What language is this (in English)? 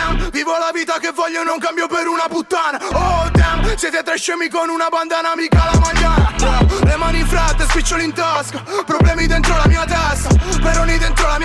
Italian